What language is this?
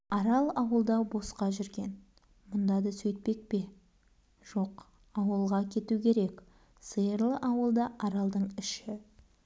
Kazakh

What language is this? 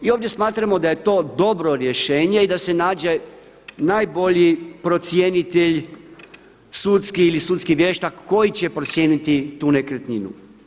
Croatian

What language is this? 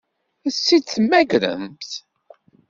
Kabyle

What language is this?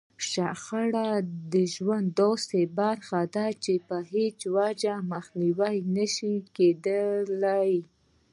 Pashto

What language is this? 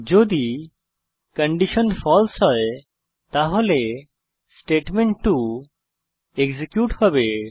Bangla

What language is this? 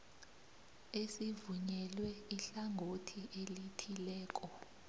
South Ndebele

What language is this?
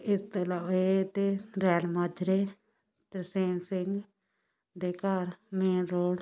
Punjabi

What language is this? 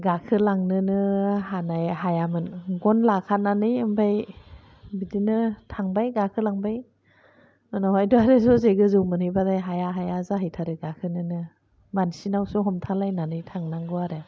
Bodo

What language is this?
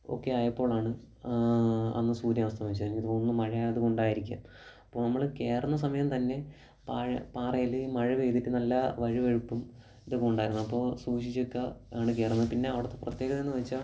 Malayalam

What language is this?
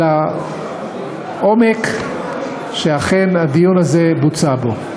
Hebrew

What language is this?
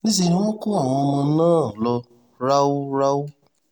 Yoruba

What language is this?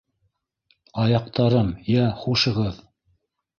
Bashkir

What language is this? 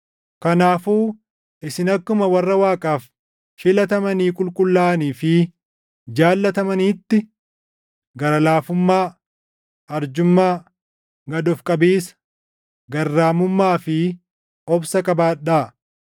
Oromo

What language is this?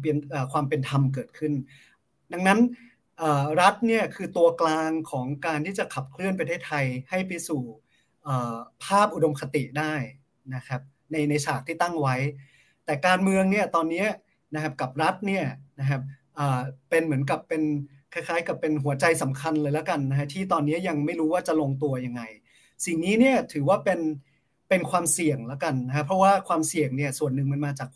Thai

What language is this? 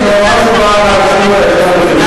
Hebrew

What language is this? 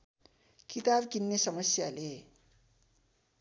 Nepali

